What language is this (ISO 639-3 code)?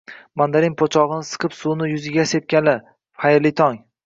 uzb